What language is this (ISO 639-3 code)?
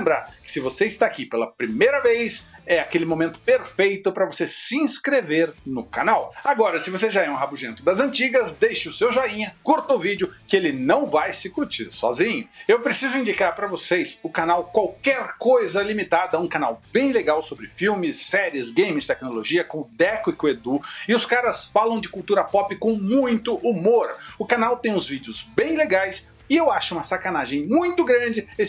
por